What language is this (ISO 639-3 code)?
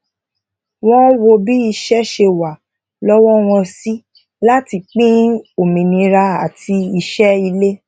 yor